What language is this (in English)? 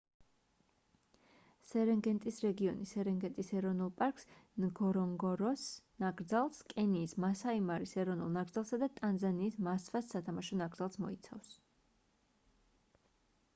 Georgian